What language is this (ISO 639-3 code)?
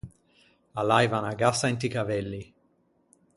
lij